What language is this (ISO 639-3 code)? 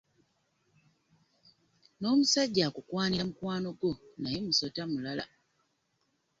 lug